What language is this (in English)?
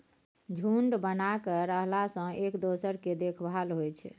Maithili